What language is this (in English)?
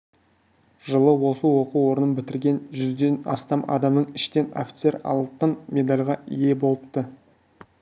Kazakh